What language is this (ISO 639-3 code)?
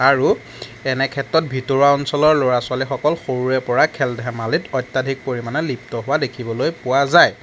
asm